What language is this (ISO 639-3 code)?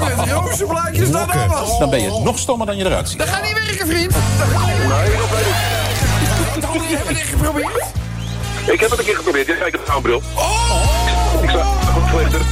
nld